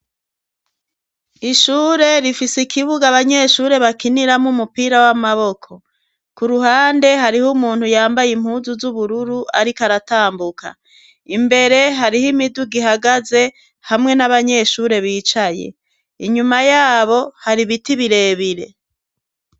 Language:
Rundi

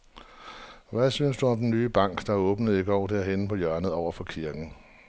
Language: Danish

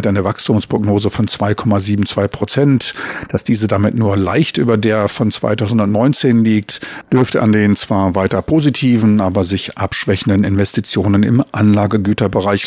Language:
German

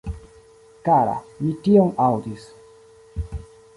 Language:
Esperanto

